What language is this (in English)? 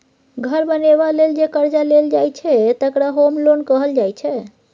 Maithili